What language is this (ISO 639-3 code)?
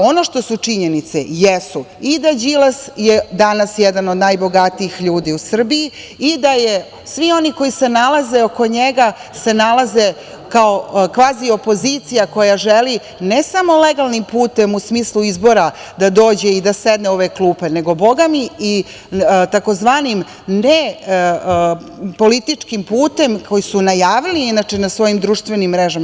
srp